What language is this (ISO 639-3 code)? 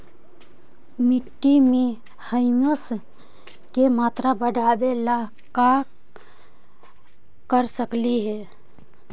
mag